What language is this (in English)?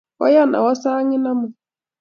Kalenjin